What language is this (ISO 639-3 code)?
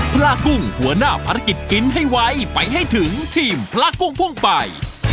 tha